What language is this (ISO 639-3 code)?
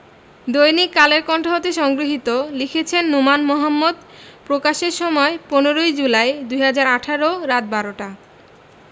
ben